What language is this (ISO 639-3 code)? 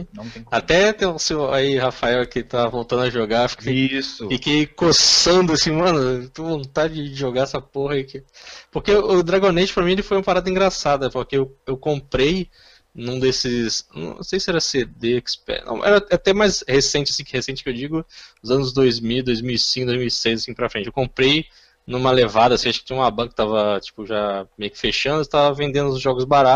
por